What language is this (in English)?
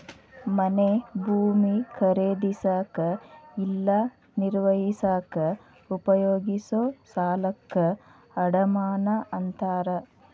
Kannada